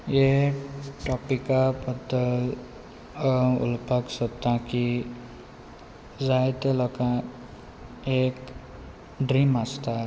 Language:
Konkani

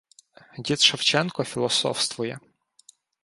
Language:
Ukrainian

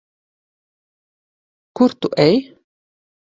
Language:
Latvian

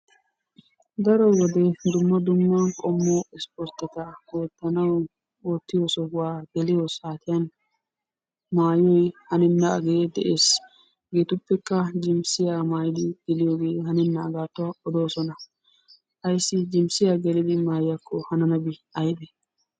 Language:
Wolaytta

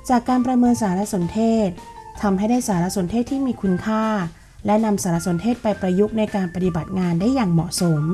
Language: Thai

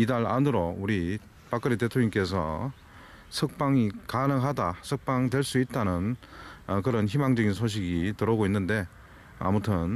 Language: Korean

